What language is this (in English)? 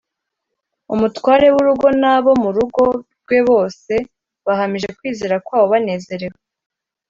Kinyarwanda